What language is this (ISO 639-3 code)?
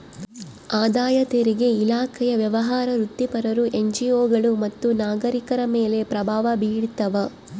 kan